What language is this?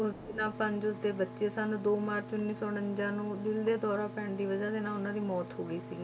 Punjabi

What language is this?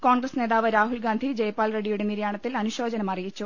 Malayalam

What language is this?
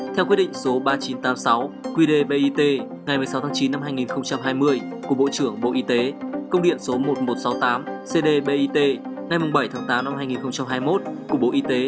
Vietnamese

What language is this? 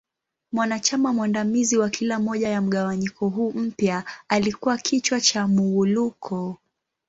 Swahili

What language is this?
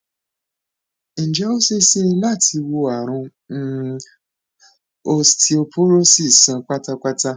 Yoruba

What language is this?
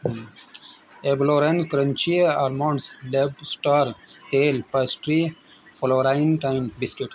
Urdu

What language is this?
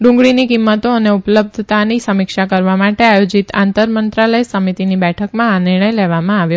Gujarati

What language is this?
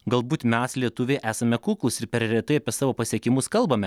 Lithuanian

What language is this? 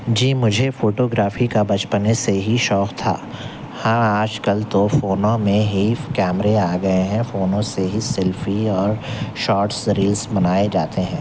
Urdu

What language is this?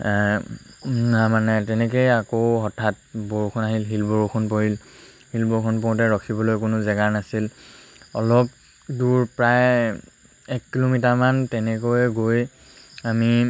Assamese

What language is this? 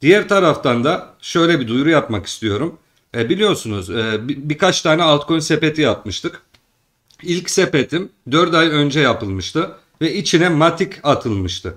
Turkish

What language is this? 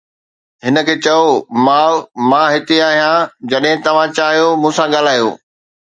Sindhi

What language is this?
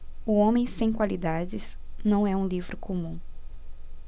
Portuguese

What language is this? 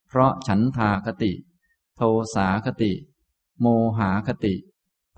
Thai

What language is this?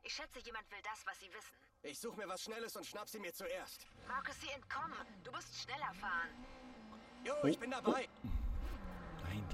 German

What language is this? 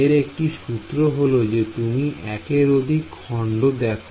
Bangla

